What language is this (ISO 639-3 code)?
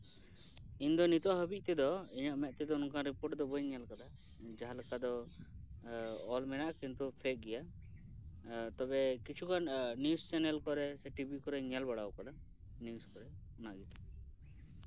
sat